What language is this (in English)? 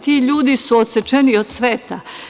Serbian